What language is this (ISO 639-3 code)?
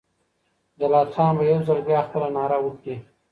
pus